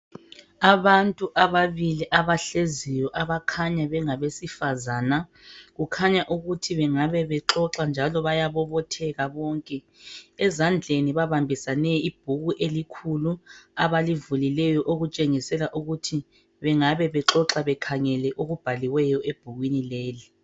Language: North Ndebele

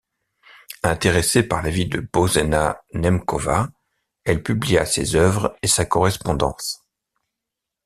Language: French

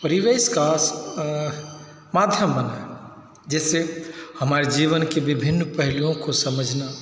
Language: Hindi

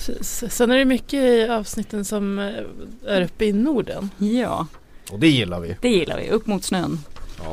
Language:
Swedish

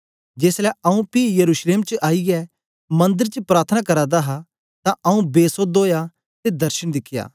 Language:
Dogri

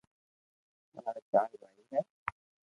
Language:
Loarki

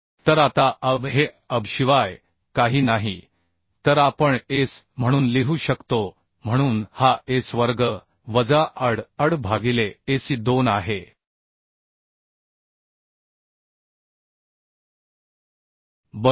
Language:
Marathi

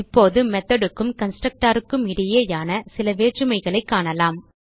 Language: Tamil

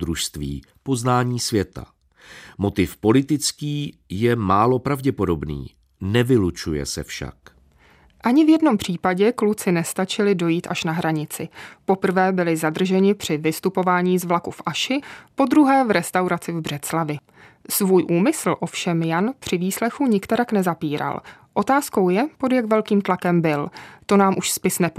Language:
Czech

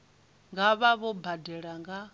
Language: Venda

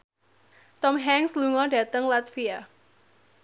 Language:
Javanese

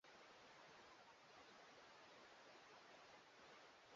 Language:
Swahili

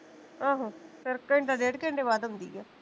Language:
Punjabi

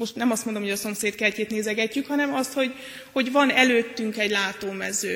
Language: Hungarian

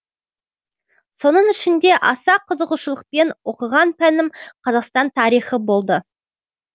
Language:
Kazakh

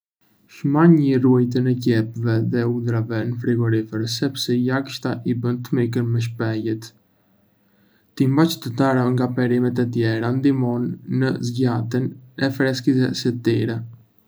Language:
Arbëreshë Albanian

